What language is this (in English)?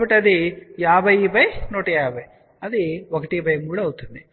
Telugu